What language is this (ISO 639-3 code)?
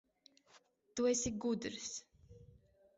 lav